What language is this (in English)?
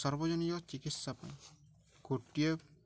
Odia